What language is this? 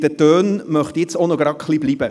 Swiss German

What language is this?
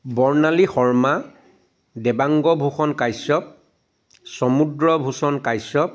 Assamese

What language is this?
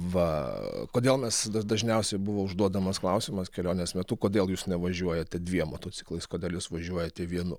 Lithuanian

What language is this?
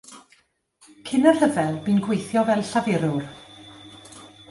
Welsh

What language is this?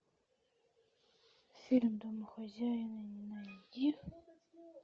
Russian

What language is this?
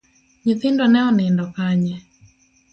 Luo (Kenya and Tanzania)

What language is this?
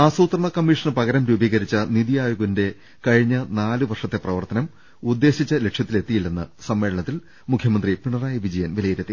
Malayalam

